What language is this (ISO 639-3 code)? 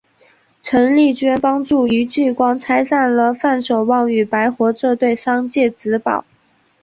zho